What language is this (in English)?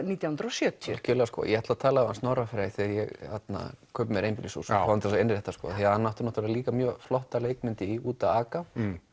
Icelandic